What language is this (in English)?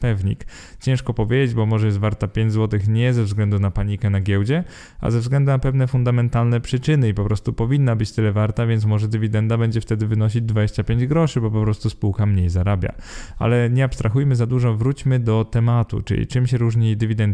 Polish